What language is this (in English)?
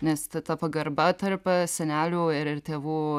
Lithuanian